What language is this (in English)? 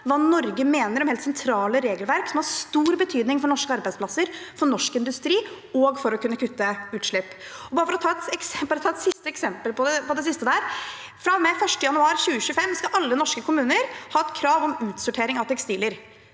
Norwegian